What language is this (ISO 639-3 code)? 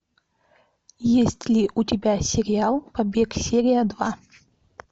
rus